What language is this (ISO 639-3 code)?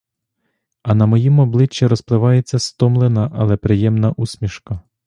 ukr